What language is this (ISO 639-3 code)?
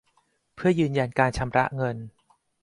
tha